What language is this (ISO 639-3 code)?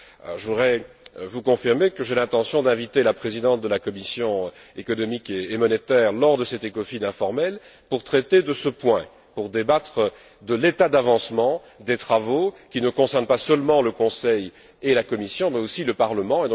fra